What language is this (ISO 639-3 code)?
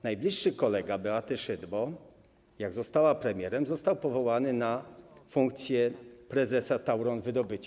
pol